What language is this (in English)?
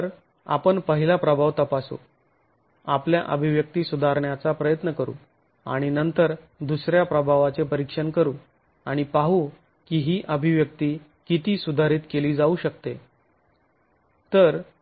Marathi